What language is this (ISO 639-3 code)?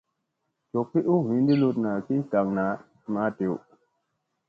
mse